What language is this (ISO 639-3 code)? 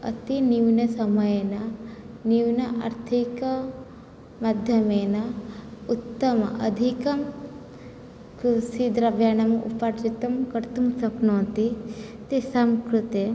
san